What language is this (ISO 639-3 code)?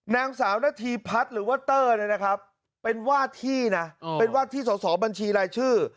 tha